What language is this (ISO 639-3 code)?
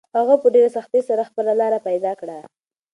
pus